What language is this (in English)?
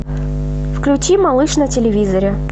Russian